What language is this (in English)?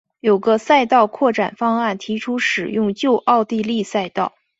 Chinese